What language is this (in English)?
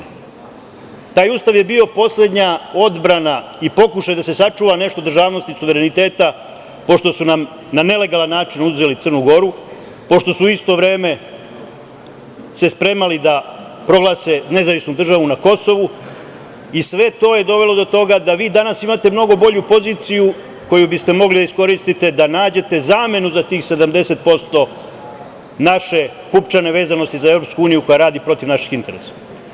Serbian